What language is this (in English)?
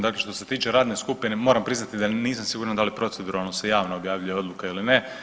Croatian